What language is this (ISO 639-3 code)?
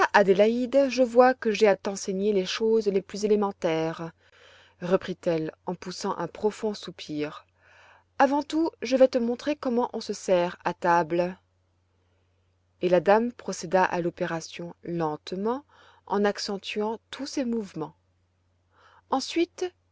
fra